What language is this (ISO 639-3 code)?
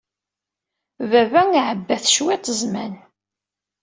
kab